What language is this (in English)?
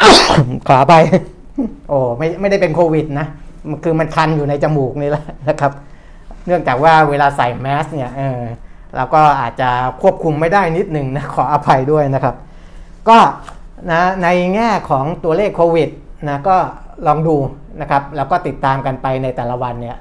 Thai